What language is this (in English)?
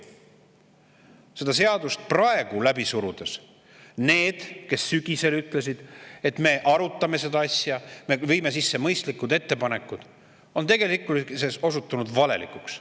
Estonian